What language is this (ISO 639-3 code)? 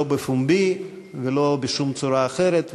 heb